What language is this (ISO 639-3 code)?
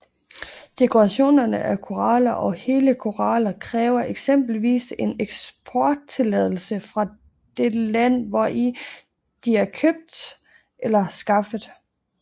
dan